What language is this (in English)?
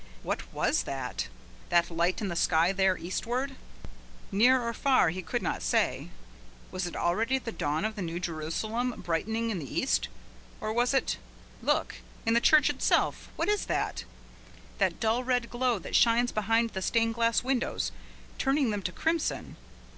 English